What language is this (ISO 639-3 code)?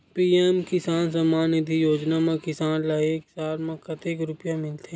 hne